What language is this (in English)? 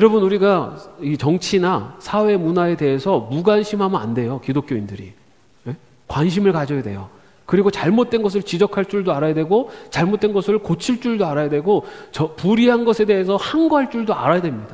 Korean